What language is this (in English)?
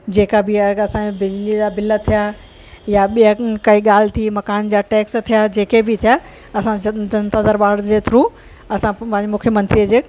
Sindhi